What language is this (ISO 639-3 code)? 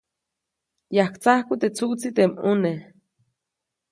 zoc